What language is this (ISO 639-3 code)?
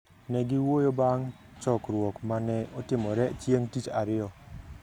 luo